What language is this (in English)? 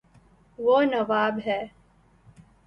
Urdu